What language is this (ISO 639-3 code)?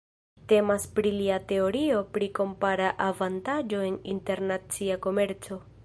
epo